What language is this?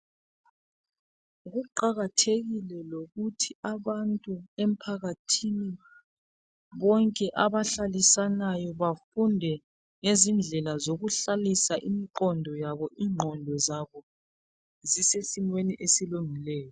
North Ndebele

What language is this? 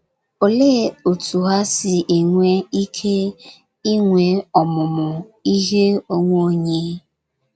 Igbo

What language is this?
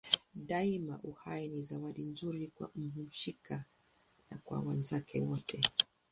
Swahili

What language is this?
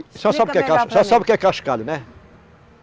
Portuguese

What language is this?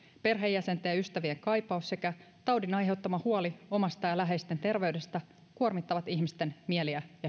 Finnish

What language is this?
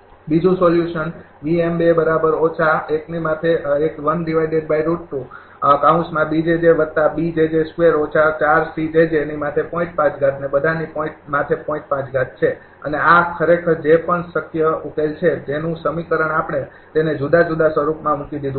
Gujarati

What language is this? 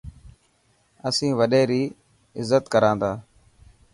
Dhatki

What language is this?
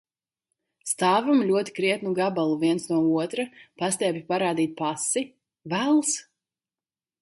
Latvian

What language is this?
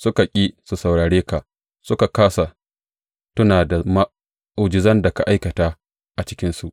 Hausa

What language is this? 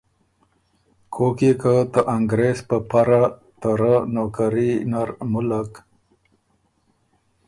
Ormuri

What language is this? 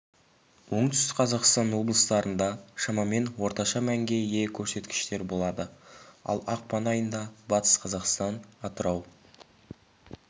Kazakh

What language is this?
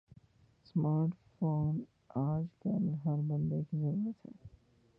Urdu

